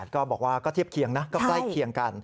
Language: Thai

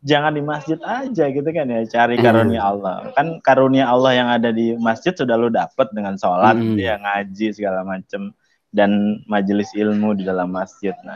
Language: Indonesian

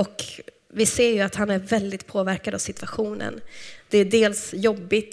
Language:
Swedish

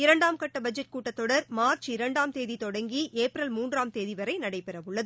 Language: Tamil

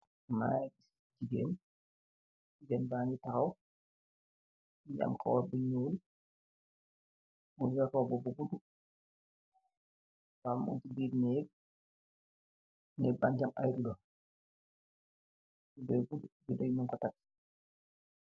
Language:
Wolof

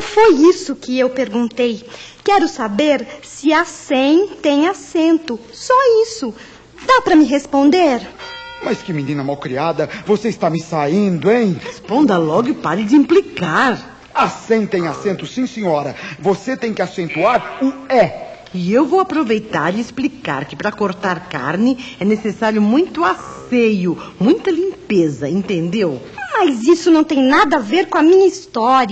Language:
Portuguese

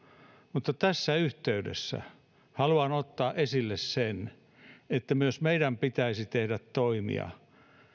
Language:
Finnish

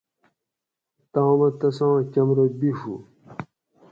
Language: Gawri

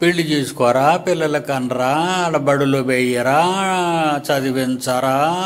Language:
Telugu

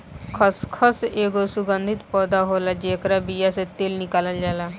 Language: Bhojpuri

